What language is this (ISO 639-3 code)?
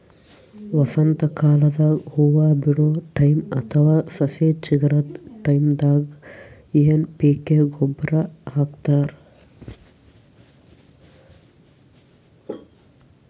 kan